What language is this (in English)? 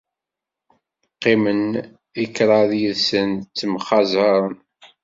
Kabyle